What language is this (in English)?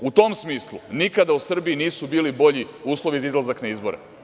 Serbian